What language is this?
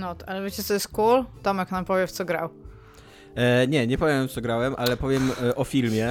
Polish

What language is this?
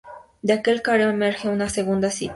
Spanish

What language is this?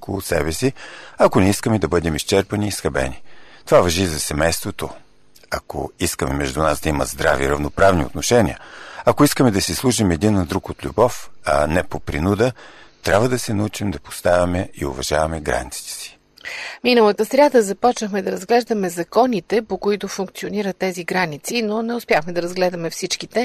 Bulgarian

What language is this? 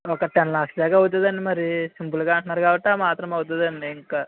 Telugu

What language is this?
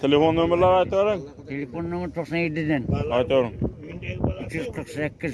Turkish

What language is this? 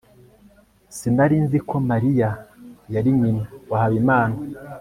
Kinyarwanda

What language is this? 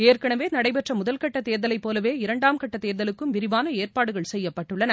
Tamil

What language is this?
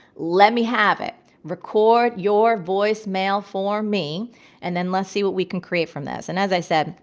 English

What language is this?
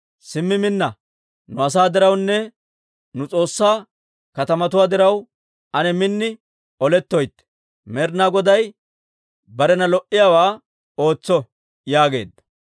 Dawro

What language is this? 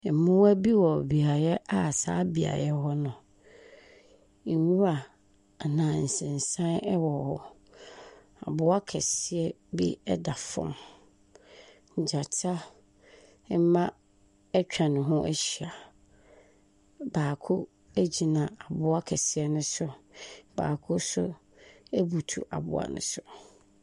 Akan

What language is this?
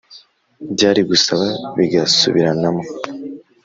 Kinyarwanda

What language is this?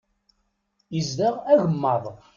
Kabyle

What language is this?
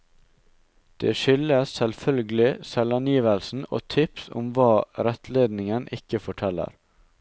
Norwegian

